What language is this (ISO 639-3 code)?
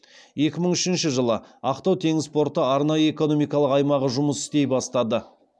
kaz